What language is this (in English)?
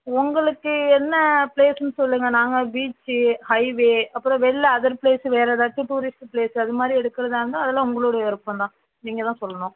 Tamil